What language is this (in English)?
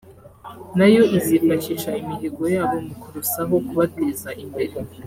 Kinyarwanda